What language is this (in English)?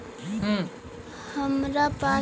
Magahi